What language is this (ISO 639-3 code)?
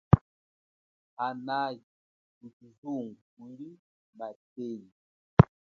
cjk